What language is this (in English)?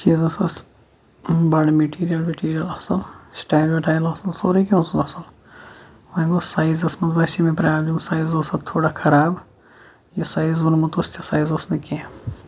Kashmiri